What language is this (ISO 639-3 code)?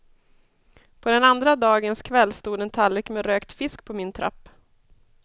swe